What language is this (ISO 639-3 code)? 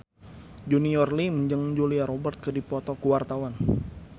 sun